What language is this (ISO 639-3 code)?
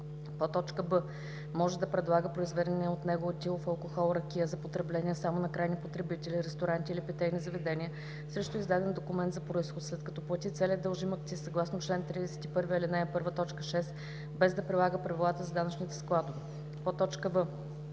bul